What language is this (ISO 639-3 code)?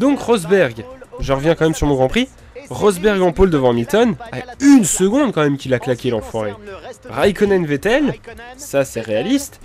fra